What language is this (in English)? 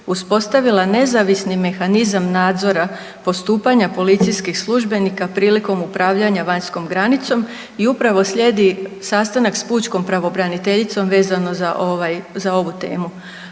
Croatian